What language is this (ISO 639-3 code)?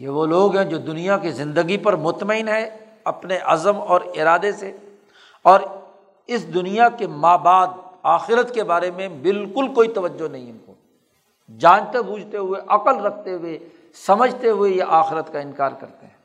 urd